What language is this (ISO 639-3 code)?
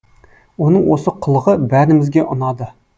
kaz